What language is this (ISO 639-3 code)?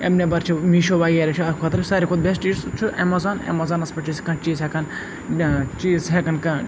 kas